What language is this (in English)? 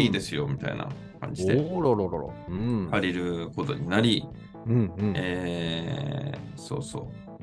Japanese